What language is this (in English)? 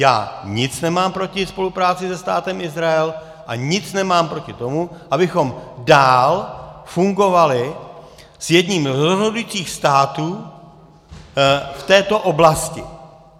Czech